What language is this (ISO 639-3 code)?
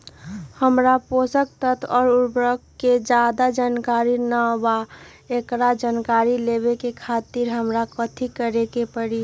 mag